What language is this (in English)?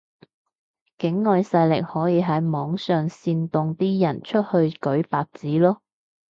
Cantonese